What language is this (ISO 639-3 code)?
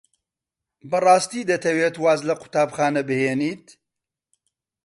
ckb